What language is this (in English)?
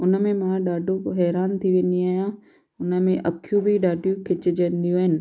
Sindhi